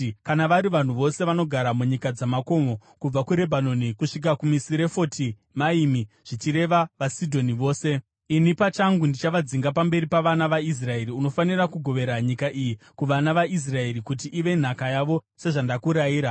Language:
Shona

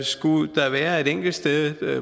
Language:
Danish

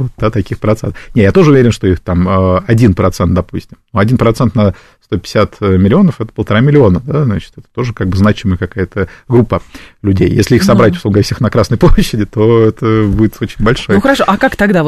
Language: Russian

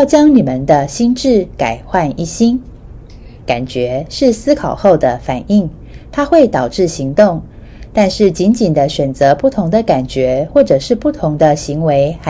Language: Chinese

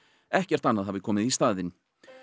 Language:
Icelandic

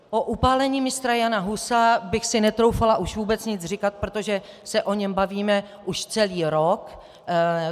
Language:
Czech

